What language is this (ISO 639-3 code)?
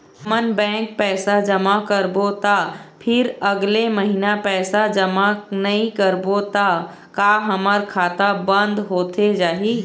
hne